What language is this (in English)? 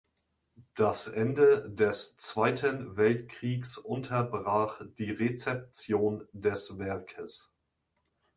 German